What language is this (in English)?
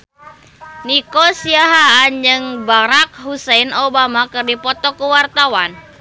Sundanese